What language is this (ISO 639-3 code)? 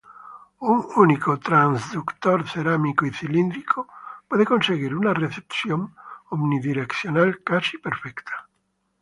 spa